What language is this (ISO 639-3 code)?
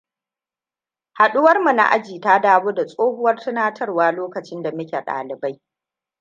hau